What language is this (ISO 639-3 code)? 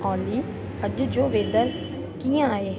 snd